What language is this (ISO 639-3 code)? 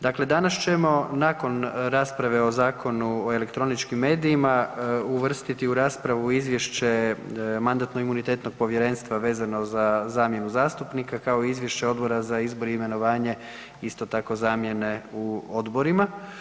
hrv